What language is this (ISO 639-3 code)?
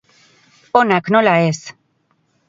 eus